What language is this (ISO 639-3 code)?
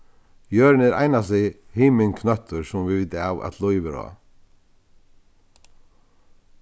fao